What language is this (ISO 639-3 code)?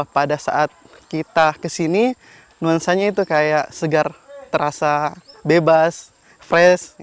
ind